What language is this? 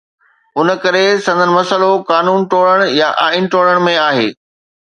Sindhi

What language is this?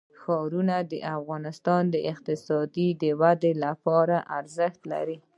Pashto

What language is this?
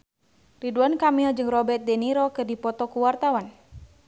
Sundanese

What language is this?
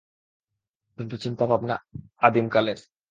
Bangla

